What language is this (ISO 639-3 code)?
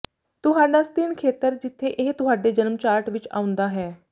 pan